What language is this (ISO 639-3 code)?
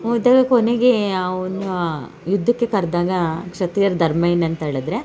kan